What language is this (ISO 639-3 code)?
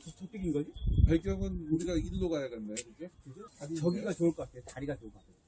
kor